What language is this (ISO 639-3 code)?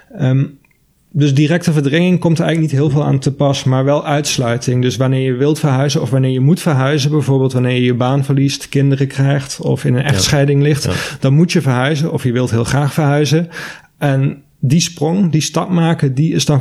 nld